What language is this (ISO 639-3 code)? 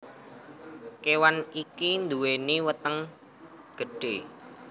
jav